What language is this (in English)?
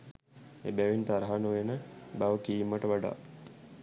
Sinhala